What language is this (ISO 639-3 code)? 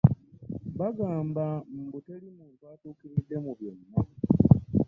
lug